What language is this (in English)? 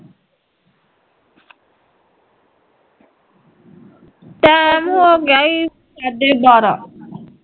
Punjabi